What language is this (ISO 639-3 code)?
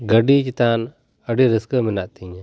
sat